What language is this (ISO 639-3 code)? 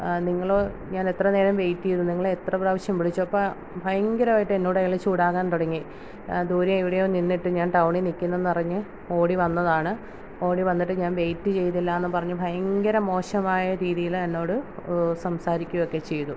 mal